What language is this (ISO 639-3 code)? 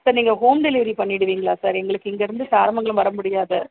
tam